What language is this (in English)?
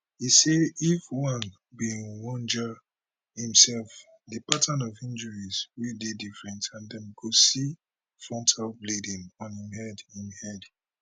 Nigerian Pidgin